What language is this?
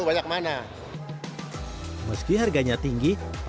Indonesian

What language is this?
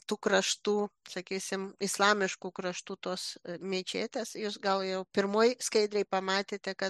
Lithuanian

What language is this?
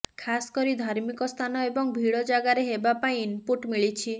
Odia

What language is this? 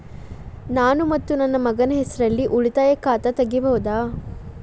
Kannada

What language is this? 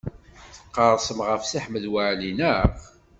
Kabyle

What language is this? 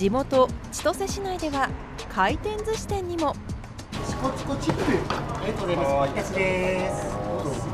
Japanese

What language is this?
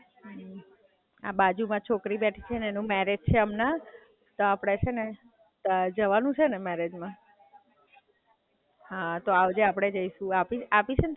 Gujarati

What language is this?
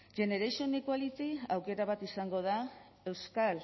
Basque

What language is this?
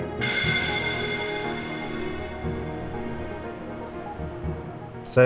Indonesian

